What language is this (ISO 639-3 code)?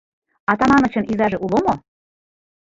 chm